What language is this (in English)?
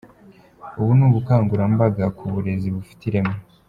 Kinyarwanda